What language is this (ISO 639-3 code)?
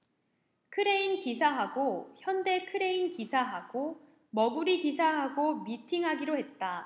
kor